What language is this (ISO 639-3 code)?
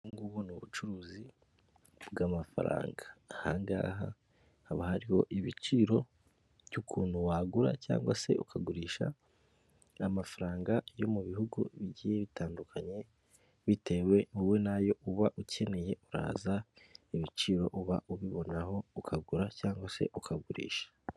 kin